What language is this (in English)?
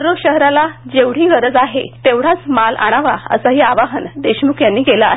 Marathi